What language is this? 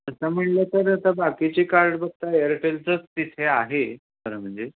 Marathi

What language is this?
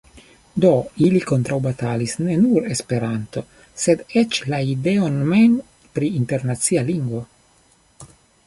Esperanto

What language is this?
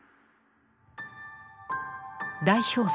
Japanese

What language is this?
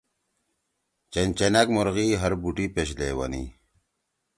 Torwali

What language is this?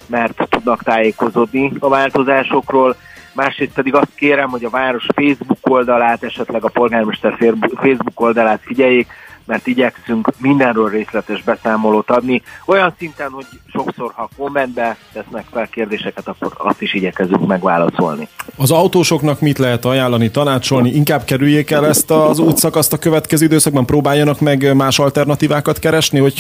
Hungarian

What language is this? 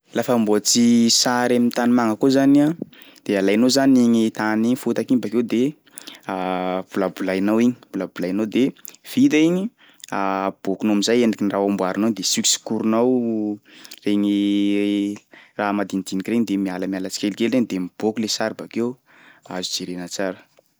Sakalava Malagasy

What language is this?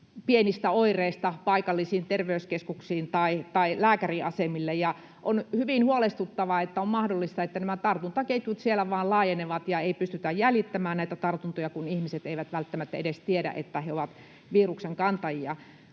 Finnish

